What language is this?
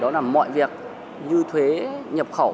Vietnamese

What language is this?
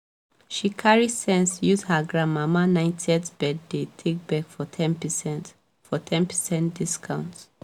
Nigerian Pidgin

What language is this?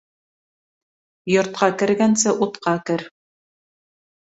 Bashkir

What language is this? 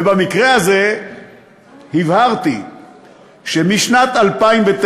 Hebrew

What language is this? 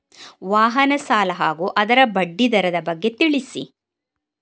Kannada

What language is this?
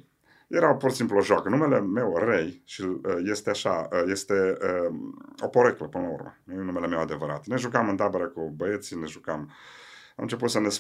Romanian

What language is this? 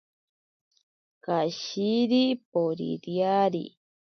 Ashéninka Perené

